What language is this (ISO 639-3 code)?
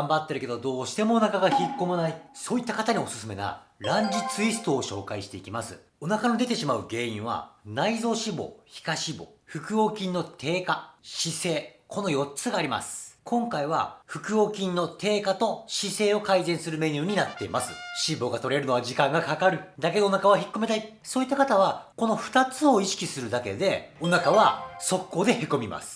jpn